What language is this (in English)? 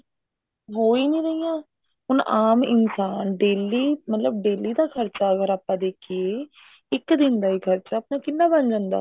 Punjabi